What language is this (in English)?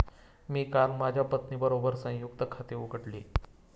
Marathi